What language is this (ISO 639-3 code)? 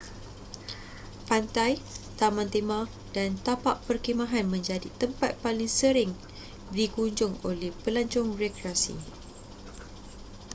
msa